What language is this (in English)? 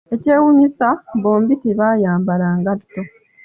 Ganda